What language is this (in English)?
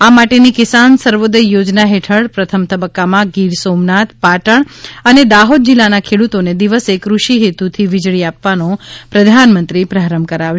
Gujarati